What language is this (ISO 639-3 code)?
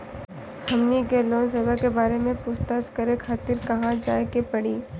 bho